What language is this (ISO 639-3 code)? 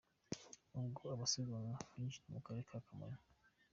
kin